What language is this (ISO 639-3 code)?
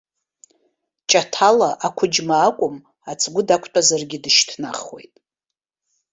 abk